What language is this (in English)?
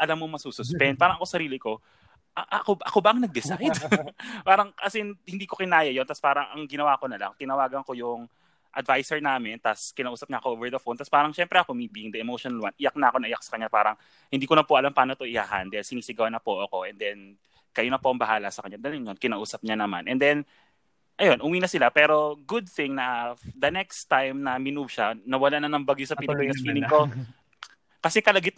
Filipino